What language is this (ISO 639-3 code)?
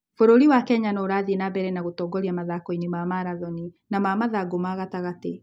kik